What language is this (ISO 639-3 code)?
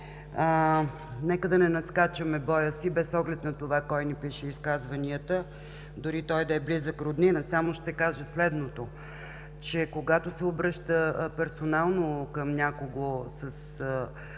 bul